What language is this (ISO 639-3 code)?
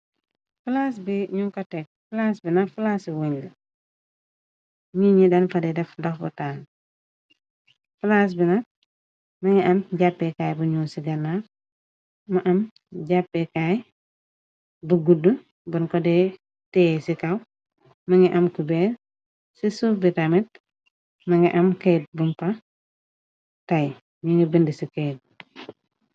wol